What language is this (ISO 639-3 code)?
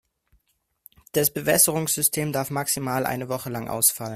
deu